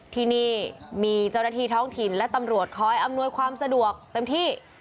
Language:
Thai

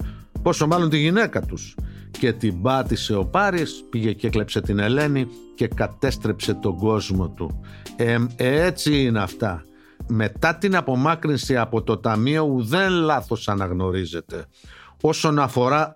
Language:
Greek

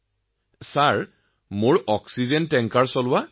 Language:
Assamese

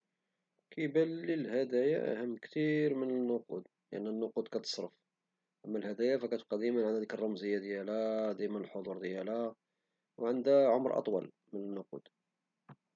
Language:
Moroccan Arabic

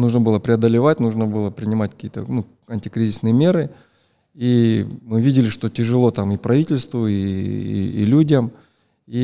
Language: Russian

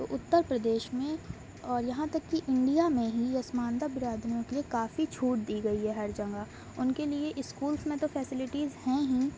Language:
Urdu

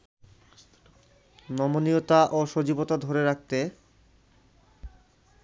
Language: Bangla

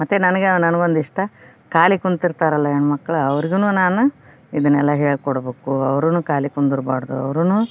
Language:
Kannada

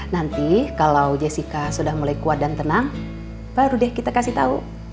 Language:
Indonesian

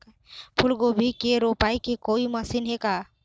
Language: Chhattisgarhi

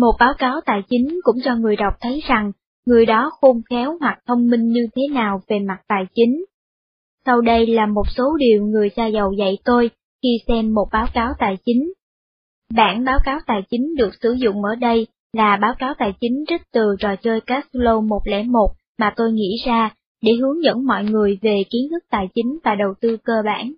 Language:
Vietnamese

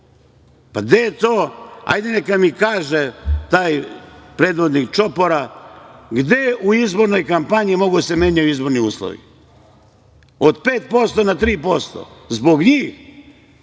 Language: Serbian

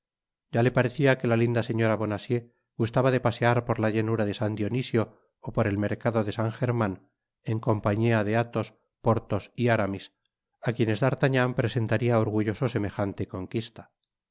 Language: Spanish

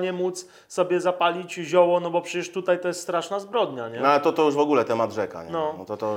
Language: Polish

